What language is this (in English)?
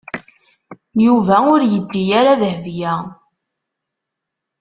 Kabyle